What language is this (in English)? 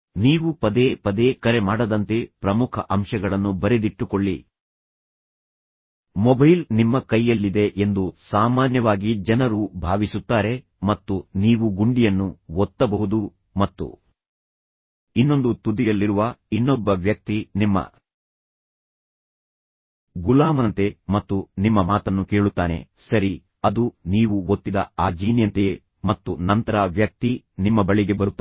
Kannada